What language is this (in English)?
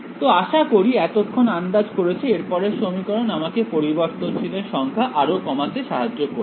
Bangla